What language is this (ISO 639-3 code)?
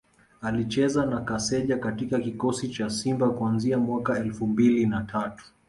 swa